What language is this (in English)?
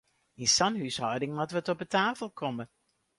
Western Frisian